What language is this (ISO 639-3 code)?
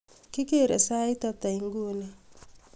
kln